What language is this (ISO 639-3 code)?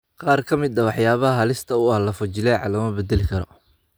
som